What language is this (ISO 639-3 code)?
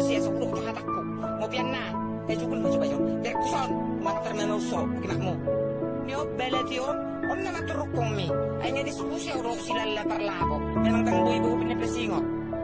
ind